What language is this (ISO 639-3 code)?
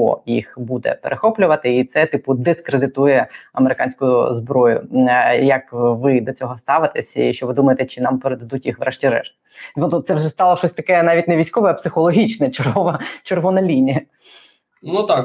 ukr